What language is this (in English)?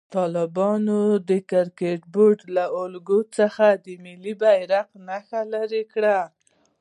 Pashto